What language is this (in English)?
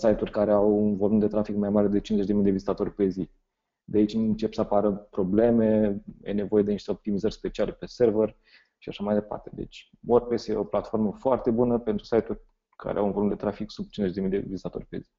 Romanian